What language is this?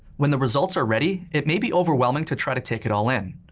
English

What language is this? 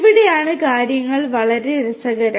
Malayalam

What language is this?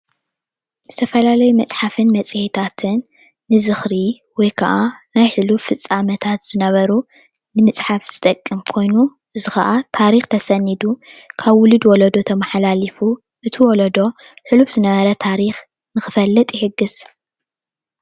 Tigrinya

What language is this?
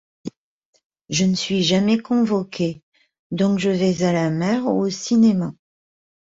French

